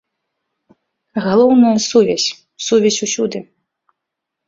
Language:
Belarusian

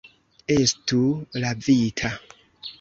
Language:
Esperanto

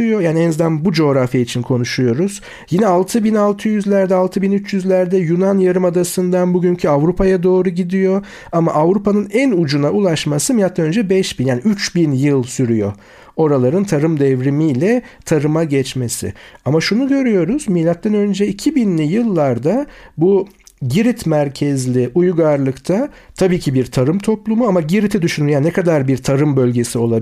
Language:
Turkish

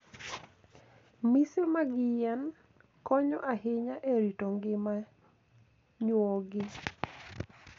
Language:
Luo (Kenya and Tanzania)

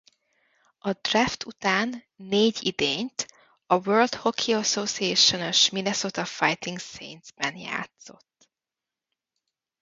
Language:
Hungarian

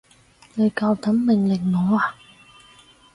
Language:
Cantonese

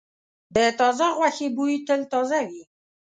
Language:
Pashto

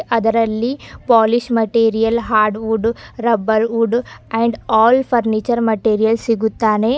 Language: Kannada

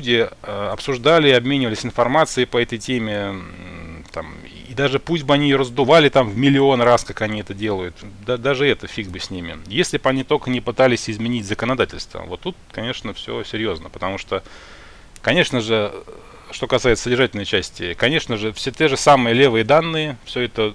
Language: Russian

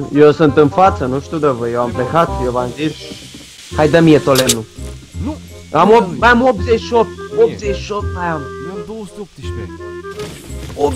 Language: Romanian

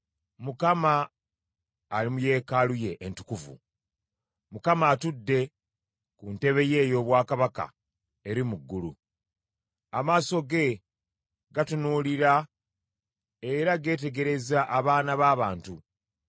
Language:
Ganda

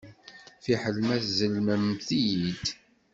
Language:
Kabyle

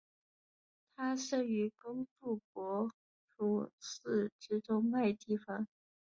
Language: Chinese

